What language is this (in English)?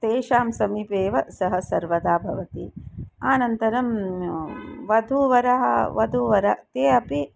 Sanskrit